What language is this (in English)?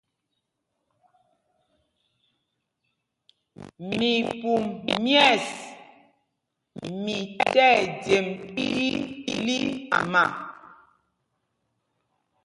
Mpumpong